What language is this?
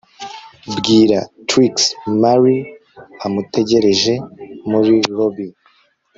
Kinyarwanda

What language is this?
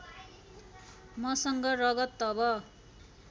Nepali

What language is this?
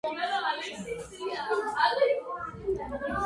Georgian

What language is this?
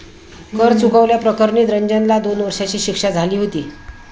Marathi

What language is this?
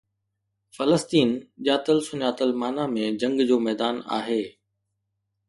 Sindhi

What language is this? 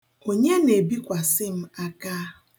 Igbo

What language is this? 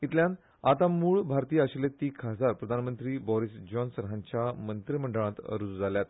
Konkani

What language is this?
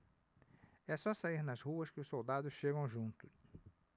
Portuguese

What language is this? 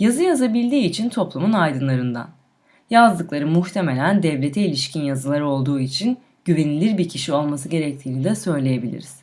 Turkish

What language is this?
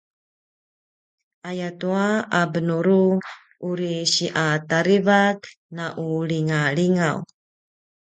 Paiwan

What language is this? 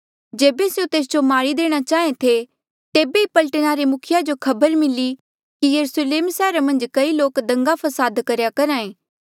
Mandeali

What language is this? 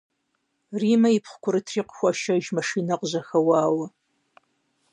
Kabardian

